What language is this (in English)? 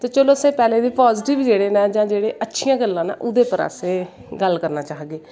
Dogri